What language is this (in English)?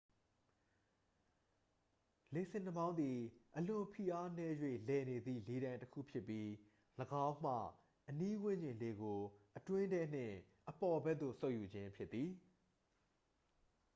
Burmese